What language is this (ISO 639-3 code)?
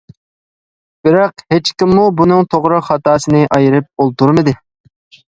uig